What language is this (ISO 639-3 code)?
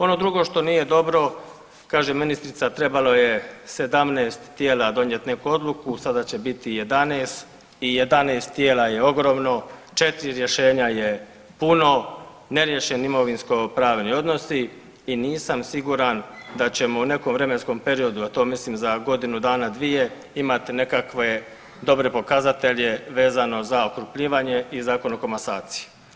hrv